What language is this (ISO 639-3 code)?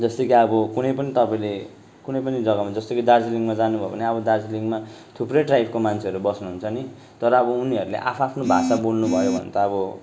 nep